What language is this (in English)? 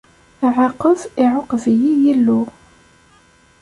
Kabyle